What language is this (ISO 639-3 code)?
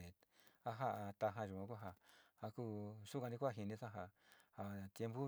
xti